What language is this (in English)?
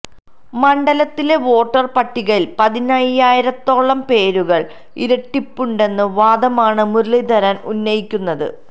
Malayalam